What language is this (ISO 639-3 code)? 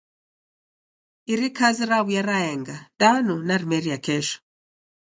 dav